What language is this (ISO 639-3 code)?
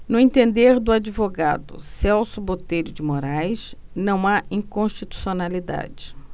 por